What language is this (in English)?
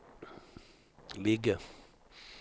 Swedish